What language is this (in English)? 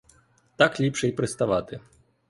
Ukrainian